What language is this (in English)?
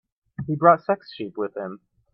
English